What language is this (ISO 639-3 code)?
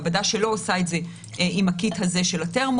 heb